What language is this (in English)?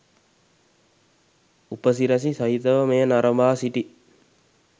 Sinhala